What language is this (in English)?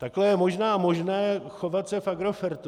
Czech